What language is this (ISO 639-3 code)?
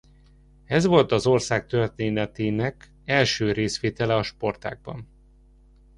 hun